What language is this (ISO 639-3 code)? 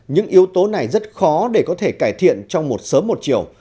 vie